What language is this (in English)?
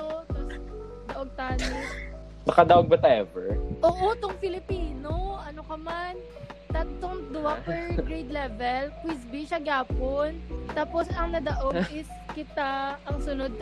Filipino